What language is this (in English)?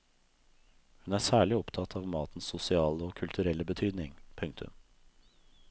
Norwegian